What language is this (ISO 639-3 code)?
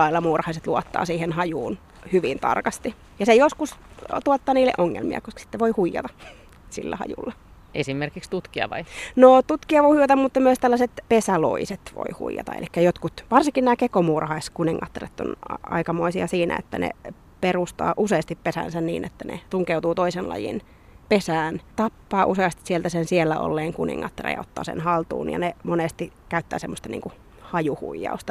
fin